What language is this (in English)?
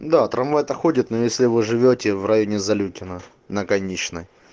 Russian